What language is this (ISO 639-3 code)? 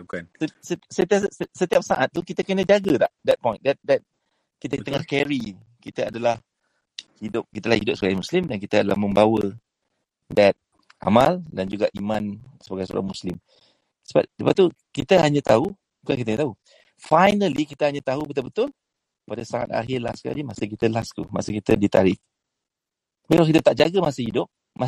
msa